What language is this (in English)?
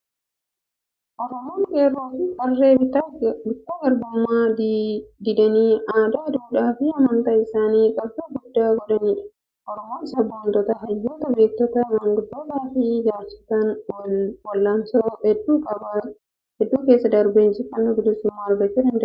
Oromo